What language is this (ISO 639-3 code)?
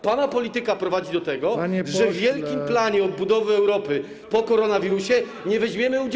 pol